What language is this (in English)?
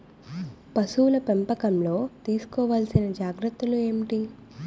Telugu